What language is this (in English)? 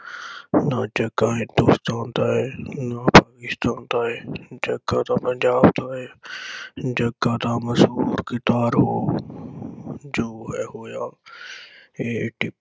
Punjabi